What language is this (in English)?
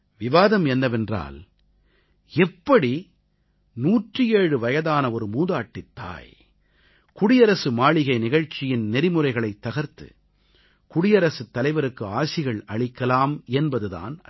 Tamil